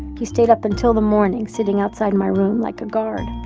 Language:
English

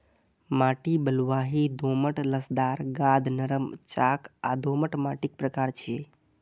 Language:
Maithili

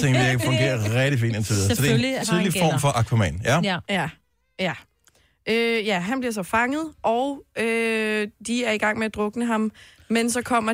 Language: Danish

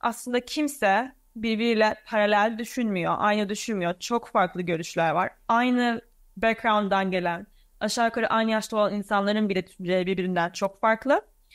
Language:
Turkish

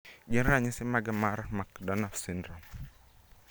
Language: Luo (Kenya and Tanzania)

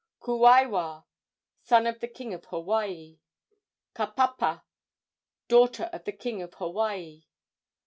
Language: English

